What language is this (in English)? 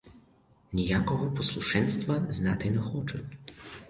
Ukrainian